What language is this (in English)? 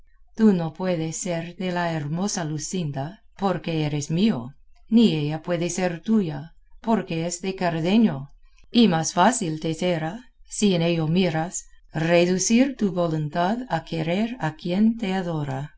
Spanish